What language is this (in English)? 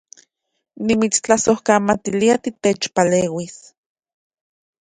Central Puebla Nahuatl